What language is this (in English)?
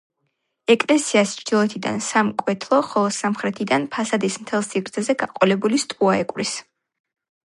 Georgian